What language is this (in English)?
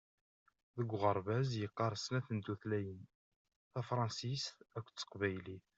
Kabyle